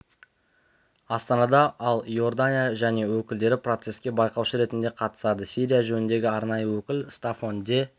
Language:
Kazakh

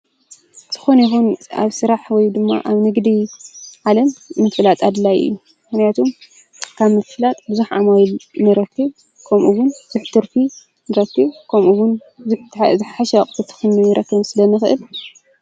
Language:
Tigrinya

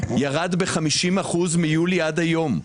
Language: Hebrew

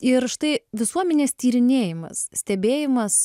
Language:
Lithuanian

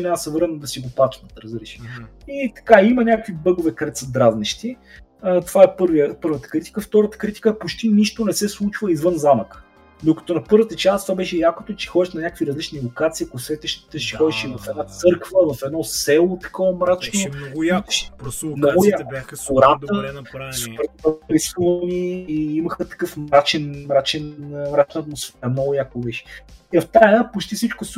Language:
Bulgarian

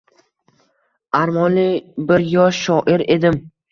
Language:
Uzbek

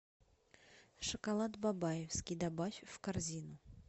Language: Russian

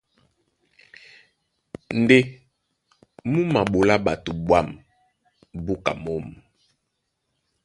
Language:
Duala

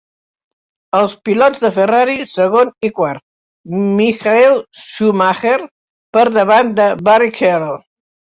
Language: Catalan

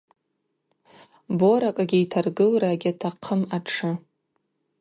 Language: Abaza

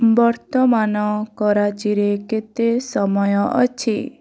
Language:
Odia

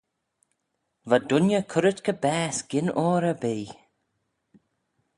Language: Manx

